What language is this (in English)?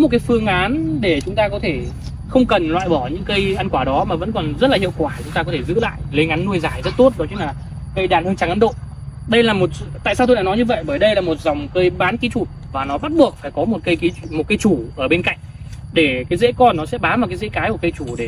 Vietnamese